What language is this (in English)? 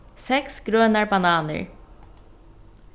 Faroese